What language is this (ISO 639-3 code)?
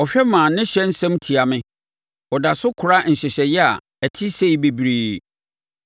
aka